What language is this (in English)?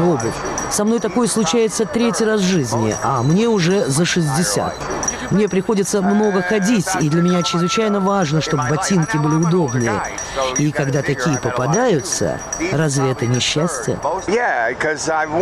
Russian